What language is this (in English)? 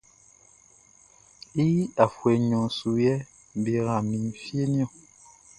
Baoulé